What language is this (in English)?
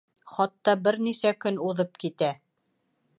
Bashkir